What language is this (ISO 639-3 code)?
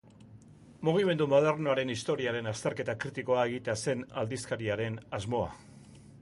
eus